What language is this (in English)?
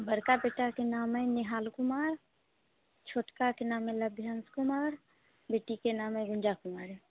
Maithili